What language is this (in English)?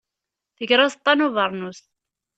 Kabyle